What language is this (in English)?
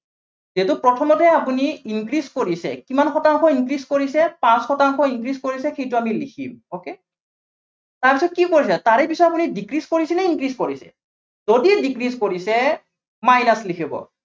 Assamese